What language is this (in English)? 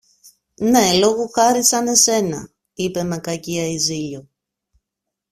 Greek